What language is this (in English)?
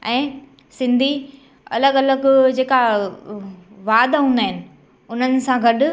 Sindhi